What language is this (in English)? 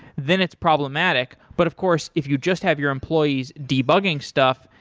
English